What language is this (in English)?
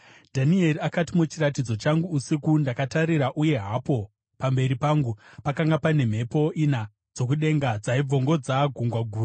Shona